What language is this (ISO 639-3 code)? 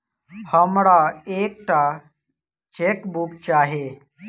mai